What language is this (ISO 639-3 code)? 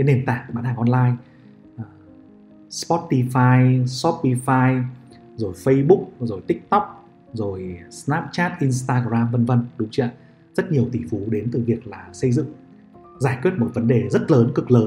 vie